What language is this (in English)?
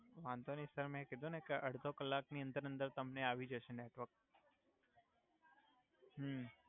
Gujarati